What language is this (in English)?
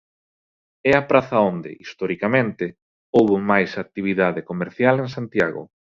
Galician